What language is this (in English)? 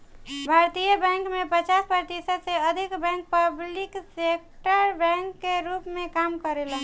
Bhojpuri